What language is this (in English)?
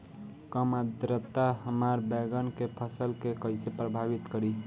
Bhojpuri